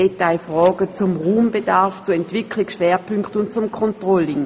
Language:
Swiss German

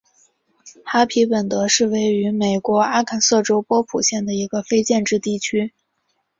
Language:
Chinese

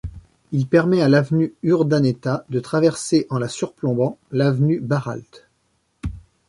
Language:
French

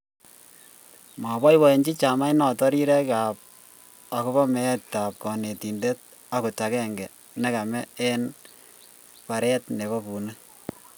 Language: Kalenjin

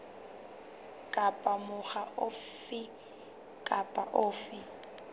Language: Southern Sotho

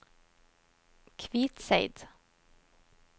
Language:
Norwegian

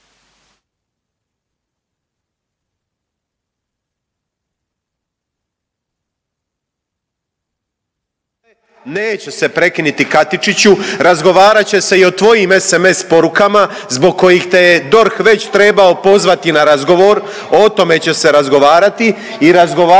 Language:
Croatian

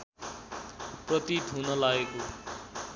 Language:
Nepali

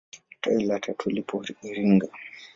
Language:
Swahili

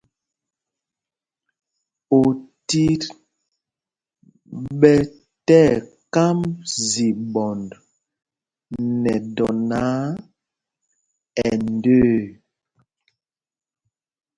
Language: Mpumpong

